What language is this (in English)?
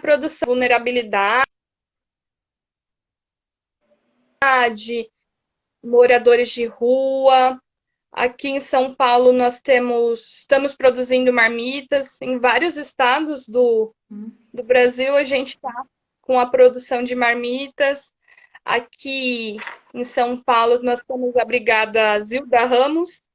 Portuguese